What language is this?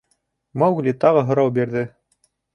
Bashkir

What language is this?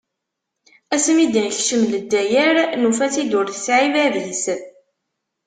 Kabyle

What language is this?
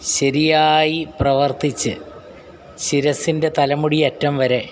Malayalam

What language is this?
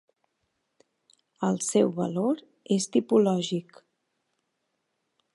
Catalan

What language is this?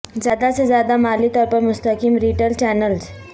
Urdu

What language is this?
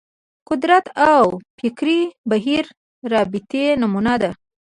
Pashto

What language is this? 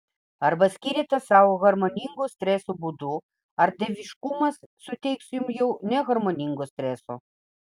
Lithuanian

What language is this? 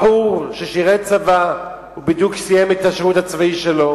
Hebrew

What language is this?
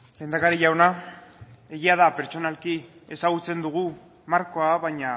Basque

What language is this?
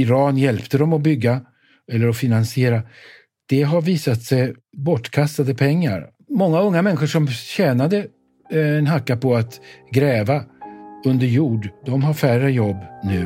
Swedish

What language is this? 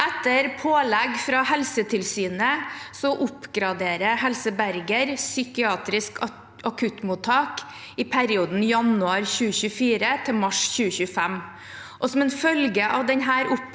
Norwegian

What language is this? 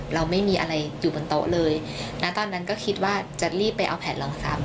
Thai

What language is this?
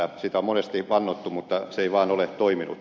Finnish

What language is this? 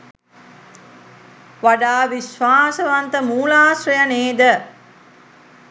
Sinhala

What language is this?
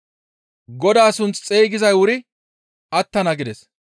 Gamo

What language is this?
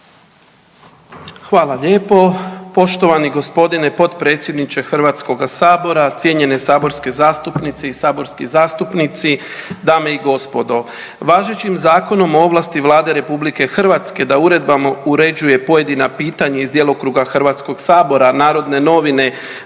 Croatian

